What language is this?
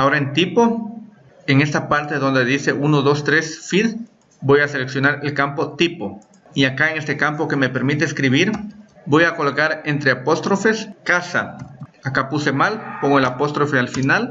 Spanish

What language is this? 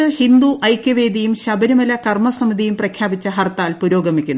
Malayalam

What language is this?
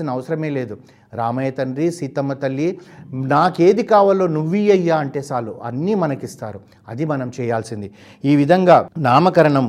Telugu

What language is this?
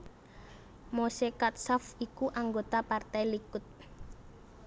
Javanese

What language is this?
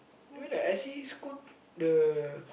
English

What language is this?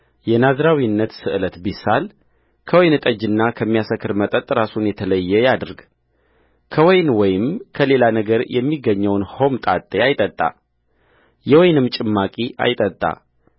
Amharic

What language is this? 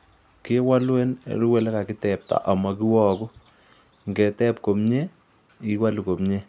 Kalenjin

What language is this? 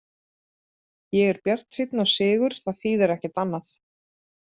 Icelandic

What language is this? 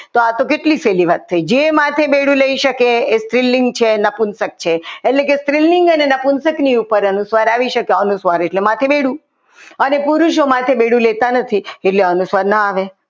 Gujarati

